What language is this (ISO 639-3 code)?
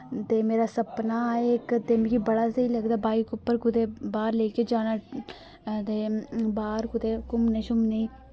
doi